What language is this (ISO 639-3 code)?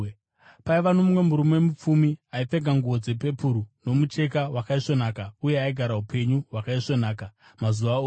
sna